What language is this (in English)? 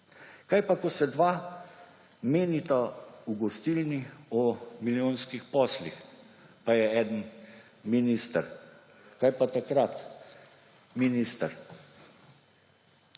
Slovenian